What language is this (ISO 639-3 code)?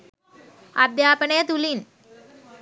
sin